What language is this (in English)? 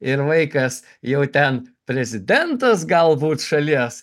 Lithuanian